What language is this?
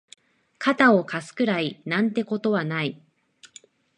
Japanese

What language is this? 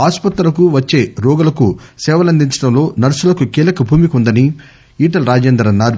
Telugu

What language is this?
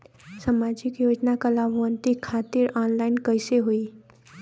Bhojpuri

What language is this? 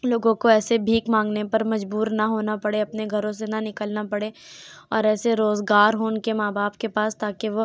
Urdu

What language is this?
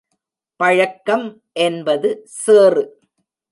Tamil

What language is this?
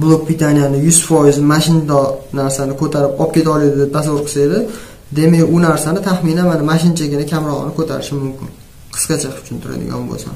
Turkish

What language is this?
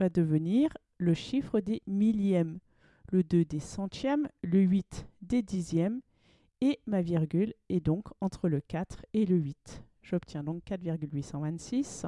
French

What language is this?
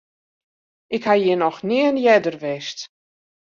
Western Frisian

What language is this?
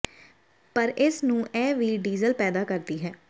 Punjabi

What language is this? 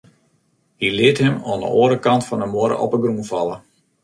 Western Frisian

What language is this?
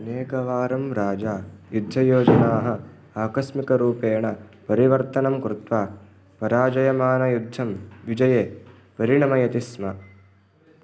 Sanskrit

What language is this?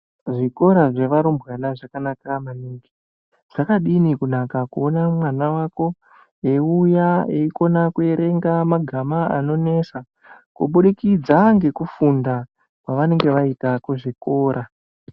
Ndau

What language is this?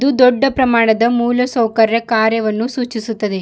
Kannada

